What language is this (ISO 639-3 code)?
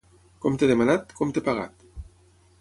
cat